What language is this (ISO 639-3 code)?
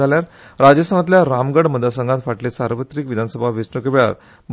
kok